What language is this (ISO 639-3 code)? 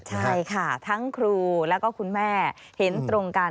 tha